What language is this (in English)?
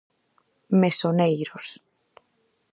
Galician